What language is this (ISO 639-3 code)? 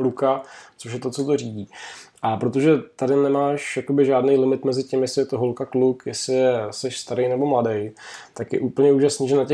ces